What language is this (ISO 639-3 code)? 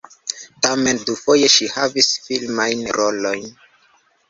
epo